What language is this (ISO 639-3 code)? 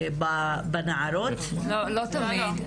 heb